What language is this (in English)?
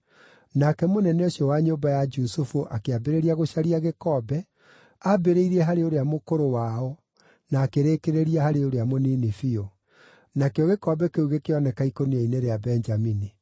Kikuyu